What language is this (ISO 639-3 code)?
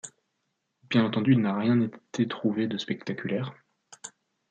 fra